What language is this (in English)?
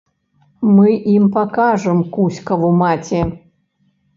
Belarusian